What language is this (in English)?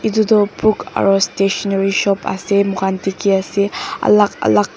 Naga Pidgin